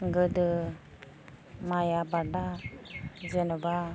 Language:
Bodo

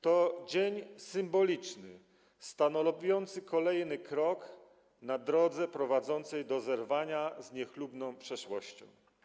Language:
Polish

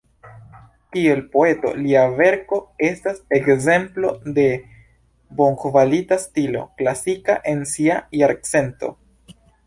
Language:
Esperanto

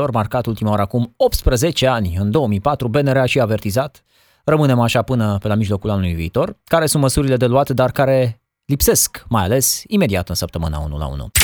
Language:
Romanian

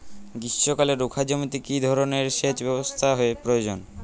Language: Bangla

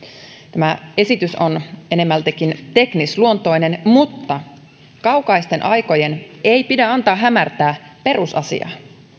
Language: Finnish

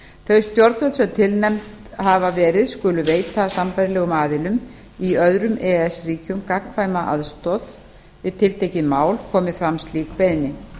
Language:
Icelandic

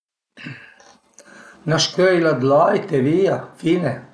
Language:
Piedmontese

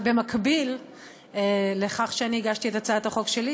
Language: Hebrew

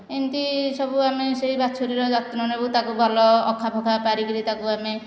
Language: Odia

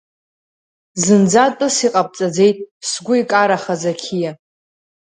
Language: Abkhazian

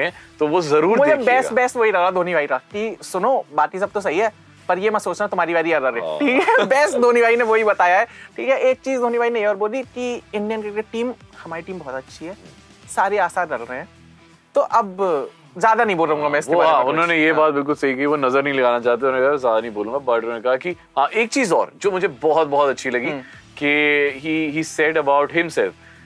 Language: Hindi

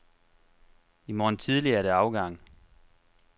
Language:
Danish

